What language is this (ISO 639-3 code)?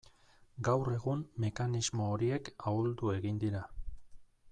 eus